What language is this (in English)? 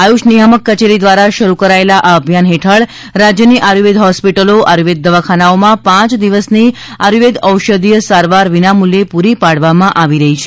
Gujarati